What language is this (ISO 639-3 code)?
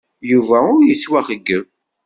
kab